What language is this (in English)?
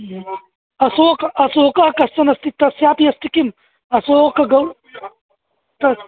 Sanskrit